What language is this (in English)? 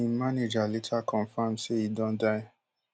Nigerian Pidgin